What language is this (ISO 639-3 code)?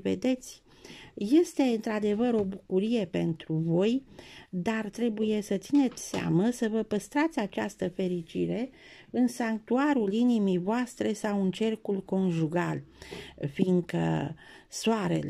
ron